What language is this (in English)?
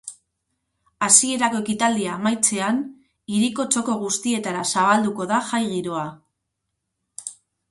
Basque